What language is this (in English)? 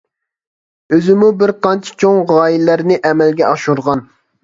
Uyghur